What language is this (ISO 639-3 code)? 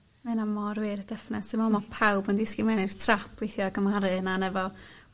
cym